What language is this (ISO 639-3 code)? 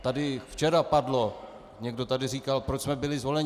ces